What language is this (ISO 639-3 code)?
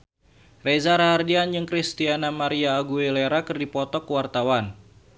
sun